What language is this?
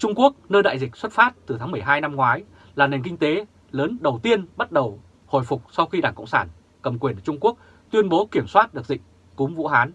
Vietnamese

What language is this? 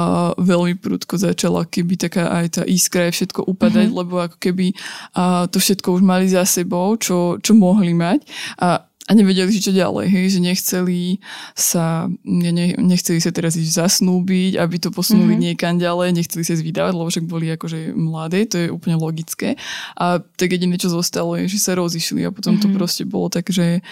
Slovak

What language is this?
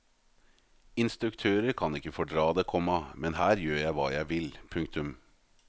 Norwegian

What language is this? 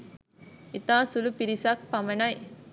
Sinhala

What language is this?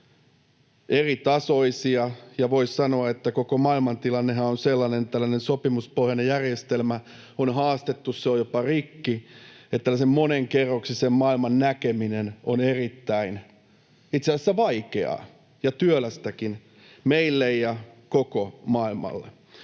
Finnish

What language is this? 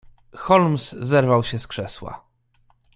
Polish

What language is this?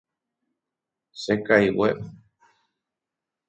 Guarani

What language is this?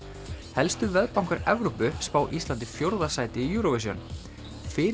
Icelandic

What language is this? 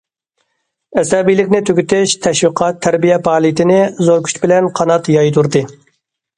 Uyghur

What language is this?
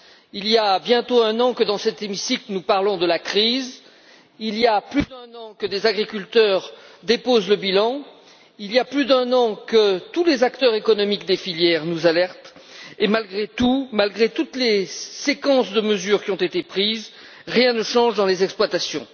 French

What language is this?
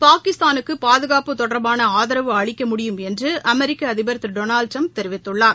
Tamil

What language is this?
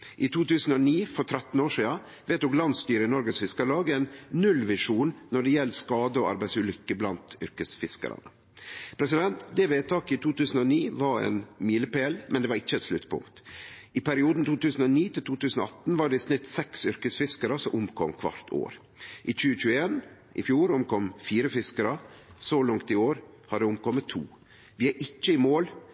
Norwegian Nynorsk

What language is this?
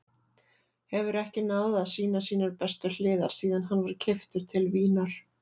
Icelandic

